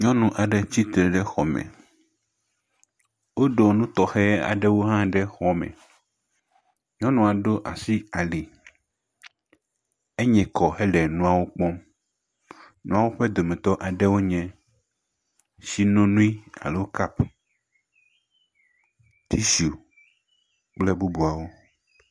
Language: Ewe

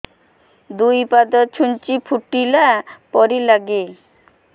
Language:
Odia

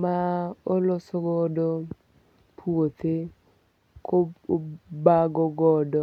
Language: Luo (Kenya and Tanzania)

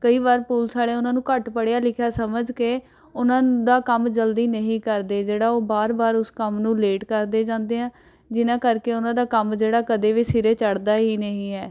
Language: Punjabi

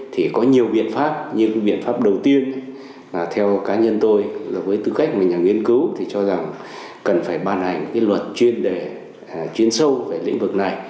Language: Vietnamese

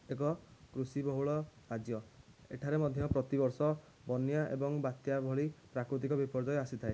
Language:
Odia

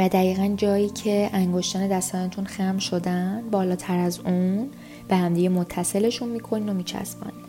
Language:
Persian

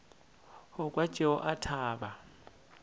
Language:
Northern Sotho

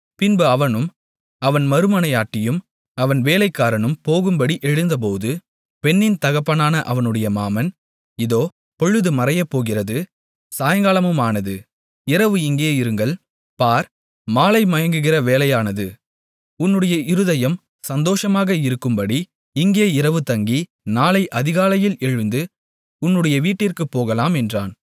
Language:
Tamil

